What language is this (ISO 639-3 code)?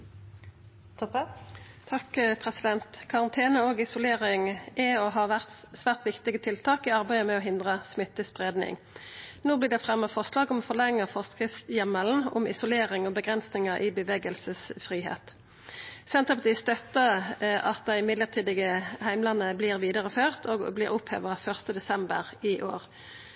nno